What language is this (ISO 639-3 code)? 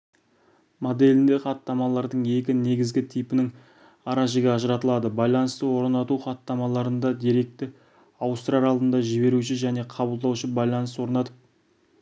kaz